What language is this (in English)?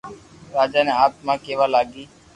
Loarki